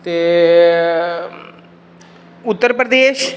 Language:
Dogri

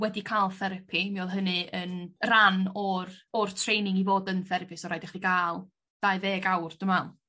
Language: Welsh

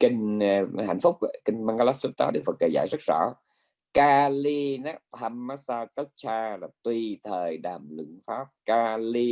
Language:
Vietnamese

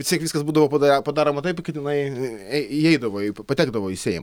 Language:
Lithuanian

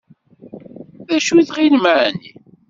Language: Kabyle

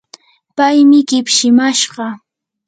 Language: Yanahuanca Pasco Quechua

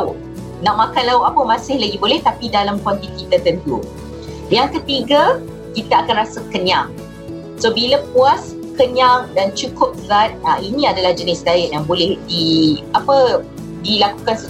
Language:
Malay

